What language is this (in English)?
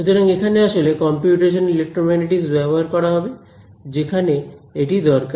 Bangla